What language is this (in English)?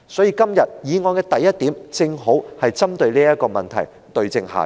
Cantonese